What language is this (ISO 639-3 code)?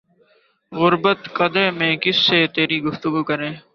urd